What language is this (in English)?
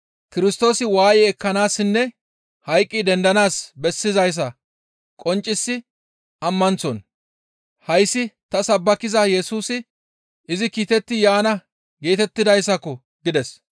Gamo